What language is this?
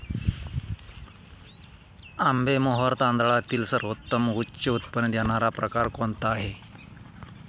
Marathi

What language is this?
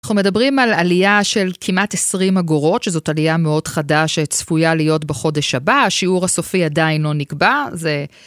Hebrew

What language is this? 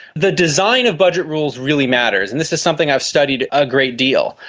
English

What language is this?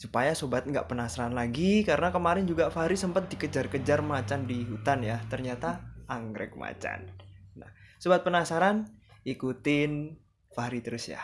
Indonesian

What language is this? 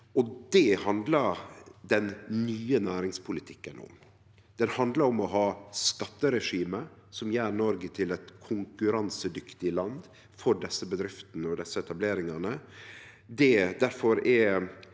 Norwegian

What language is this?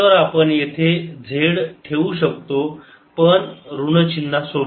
Marathi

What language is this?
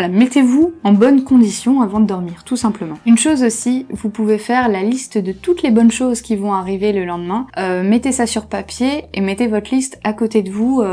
French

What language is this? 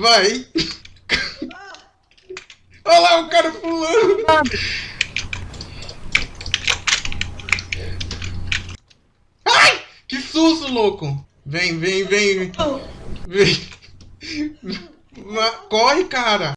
Portuguese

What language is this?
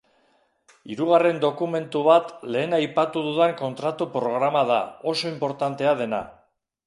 Basque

